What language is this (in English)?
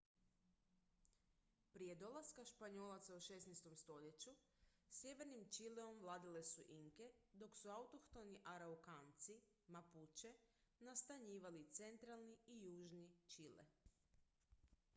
Croatian